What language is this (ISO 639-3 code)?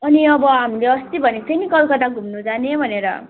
nep